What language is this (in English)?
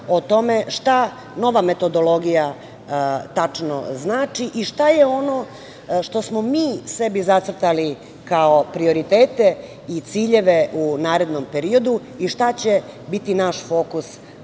Serbian